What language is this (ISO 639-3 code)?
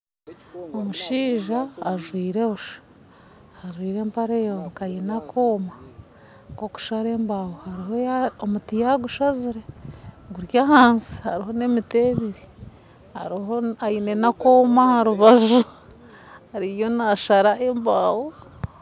nyn